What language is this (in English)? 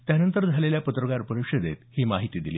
Marathi